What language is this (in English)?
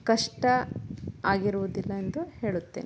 Kannada